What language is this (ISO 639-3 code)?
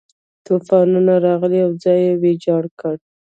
pus